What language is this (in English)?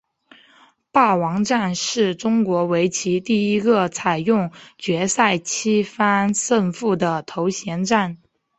Chinese